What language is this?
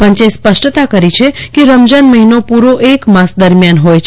Gujarati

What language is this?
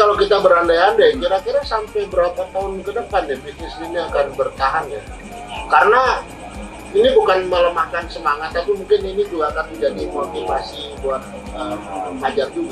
Indonesian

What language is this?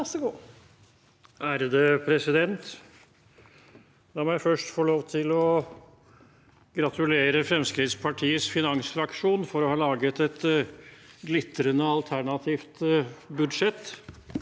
Norwegian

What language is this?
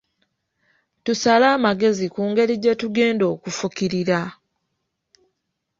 Ganda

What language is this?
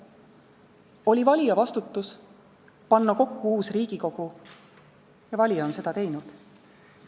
Estonian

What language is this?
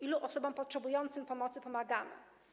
Polish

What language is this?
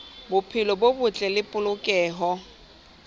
Southern Sotho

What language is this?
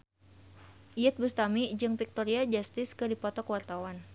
Sundanese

